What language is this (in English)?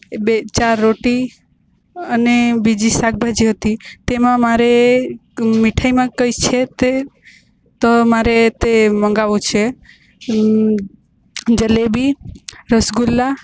Gujarati